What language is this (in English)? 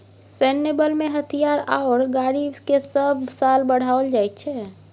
Maithili